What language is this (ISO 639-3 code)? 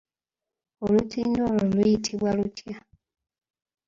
lug